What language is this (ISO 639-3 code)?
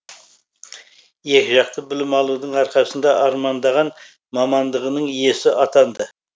kaz